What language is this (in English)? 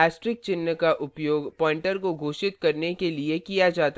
Hindi